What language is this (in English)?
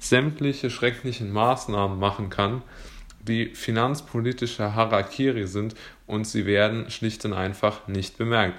German